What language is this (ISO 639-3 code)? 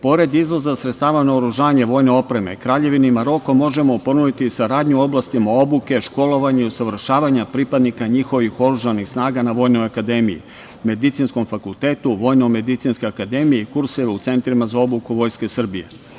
srp